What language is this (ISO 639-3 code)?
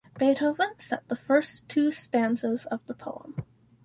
eng